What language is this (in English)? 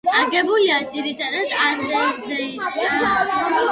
Georgian